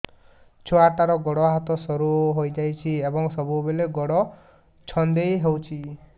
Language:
Odia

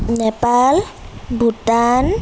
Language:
Assamese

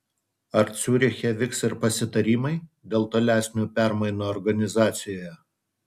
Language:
Lithuanian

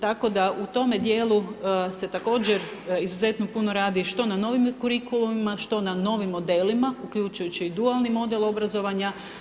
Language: Croatian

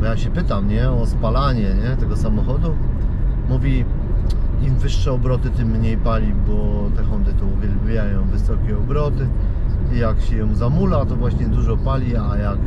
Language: Polish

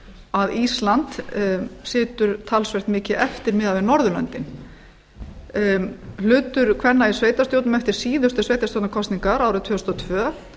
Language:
Icelandic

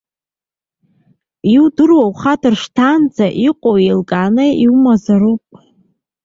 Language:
Abkhazian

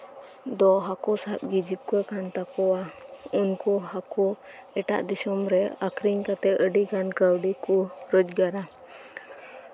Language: Santali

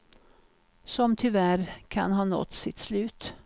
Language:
Swedish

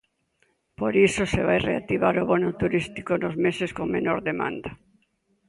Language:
Galician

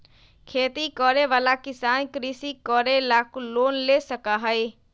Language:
Magahi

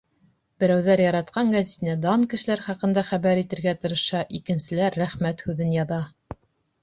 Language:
Bashkir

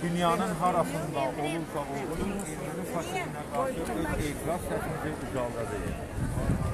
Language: Turkish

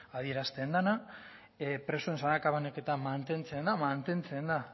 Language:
Basque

